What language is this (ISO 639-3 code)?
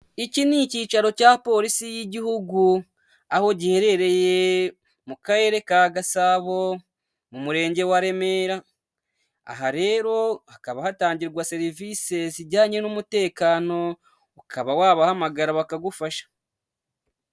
kin